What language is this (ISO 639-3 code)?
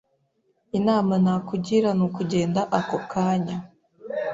kin